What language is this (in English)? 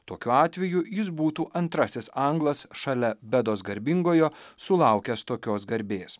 Lithuanian